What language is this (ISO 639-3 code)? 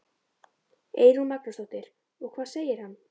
isl